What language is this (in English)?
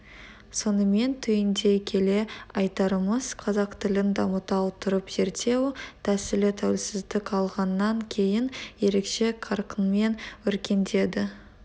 Kazakh